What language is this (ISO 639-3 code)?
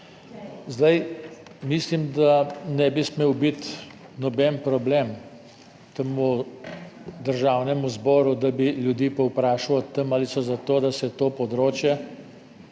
slv